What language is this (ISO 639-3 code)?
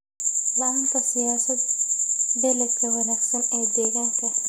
som